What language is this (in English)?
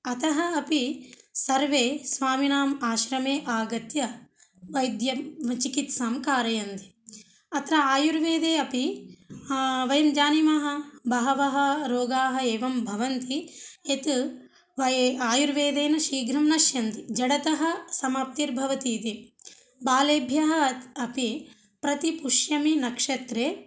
Sanskrit